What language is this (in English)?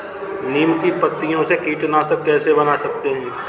Hindi